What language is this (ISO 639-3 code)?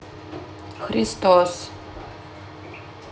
rus